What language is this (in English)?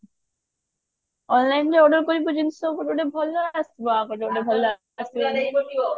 Odia